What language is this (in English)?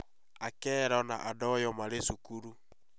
Kikuyu